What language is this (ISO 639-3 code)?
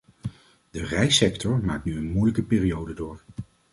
nld